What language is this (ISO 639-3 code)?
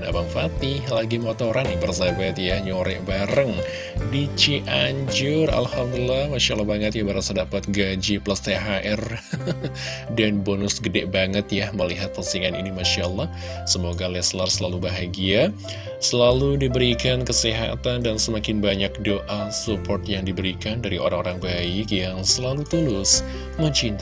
ind